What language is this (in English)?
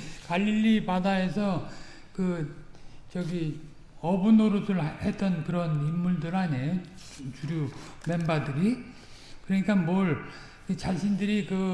Korean